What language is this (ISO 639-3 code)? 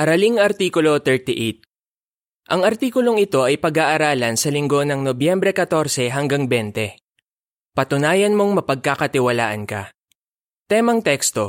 fil